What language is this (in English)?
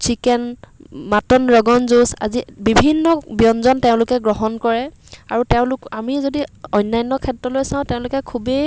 Assamese